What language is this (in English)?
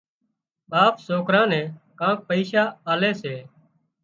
Wadiyara Koli